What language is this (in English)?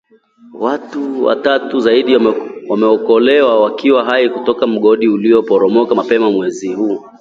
Swahili